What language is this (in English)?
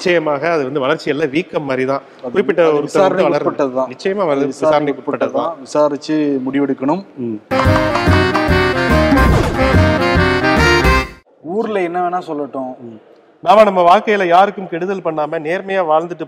Tamil